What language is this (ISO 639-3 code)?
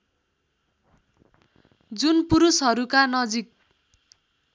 nep